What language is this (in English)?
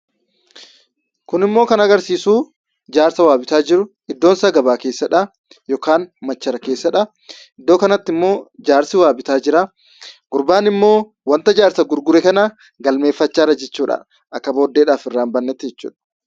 Oromo